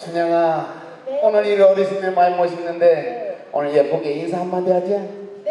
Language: Korean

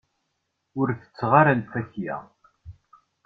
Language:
Kabyle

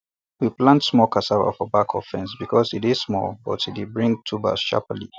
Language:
Nigerian Pidgin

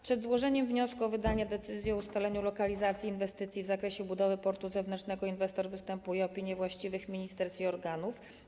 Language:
Polish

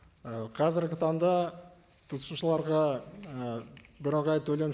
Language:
Kazakh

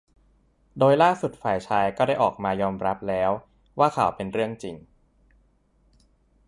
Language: Thai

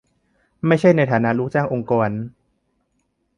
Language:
Thai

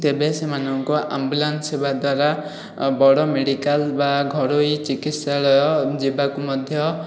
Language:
Odia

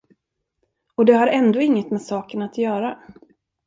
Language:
Swedish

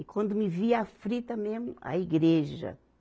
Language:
Portuguese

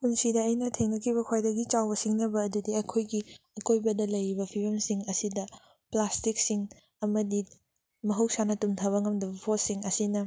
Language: Manipuri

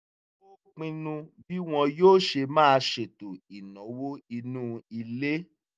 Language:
Yoruba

